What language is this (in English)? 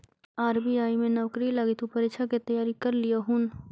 Magahi